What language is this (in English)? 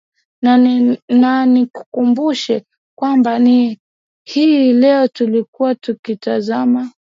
Swahili